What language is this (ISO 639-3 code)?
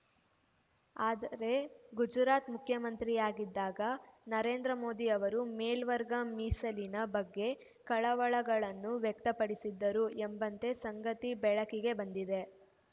kan